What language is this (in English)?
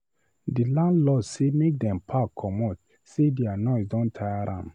Nigerian Pidgin